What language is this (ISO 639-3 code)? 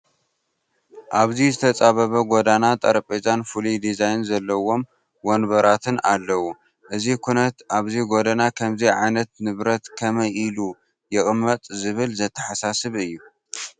tir